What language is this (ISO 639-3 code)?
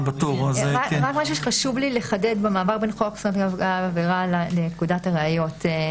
heb